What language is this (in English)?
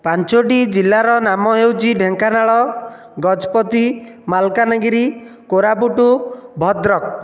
Odia